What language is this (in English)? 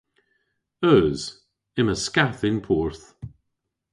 Cornish